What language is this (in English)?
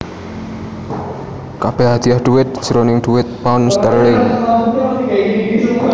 Javanese